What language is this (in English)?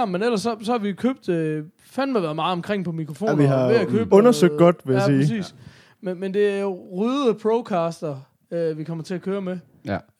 Danish